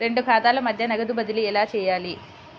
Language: Telugu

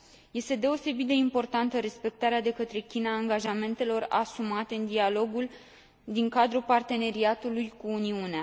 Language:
Romanian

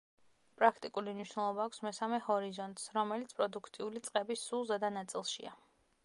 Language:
Georgian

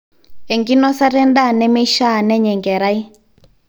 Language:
Masai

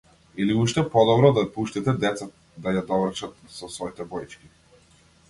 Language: Macedonian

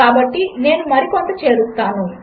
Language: Telugu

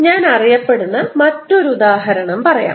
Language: Malayalam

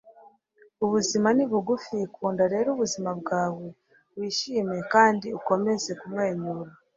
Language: Kinyarwanda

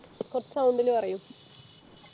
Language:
Malayalam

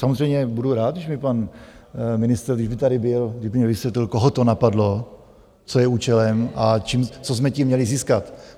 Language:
Czech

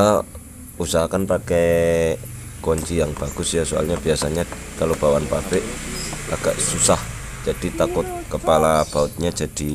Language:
Indonesian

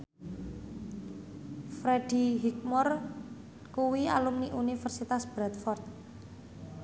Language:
Javanese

